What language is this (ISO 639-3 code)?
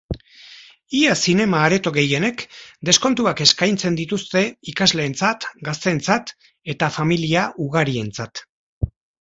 eus